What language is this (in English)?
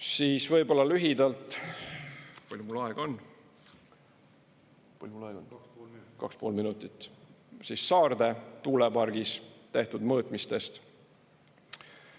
Estonian